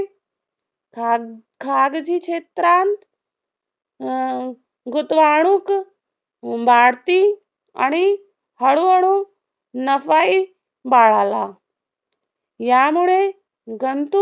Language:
Marathi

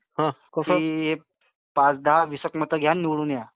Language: Marathi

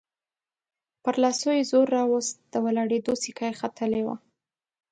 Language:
Pashto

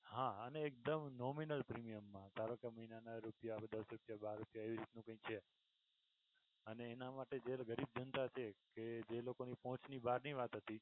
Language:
Gujarati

